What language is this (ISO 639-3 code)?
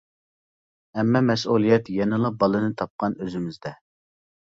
uig